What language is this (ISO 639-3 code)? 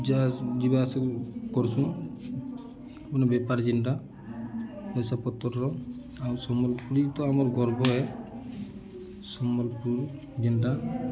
ori